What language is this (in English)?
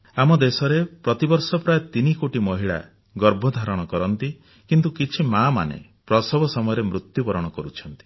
Odia